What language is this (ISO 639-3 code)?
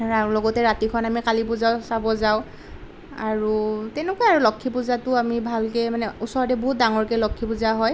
asm